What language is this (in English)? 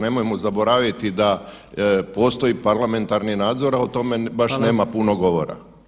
Croatian